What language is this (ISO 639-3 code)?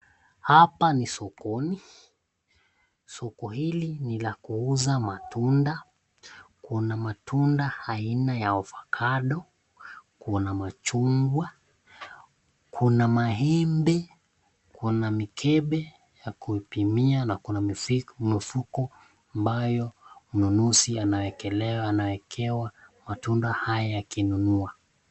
swa